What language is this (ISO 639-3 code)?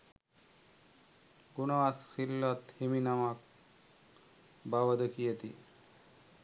sin